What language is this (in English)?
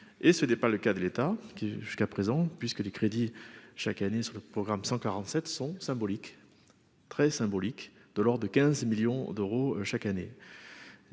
French